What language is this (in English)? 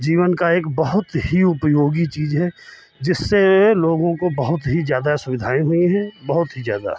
Hindi